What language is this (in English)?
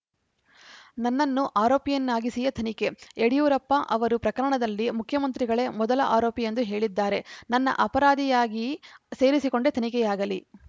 Kannada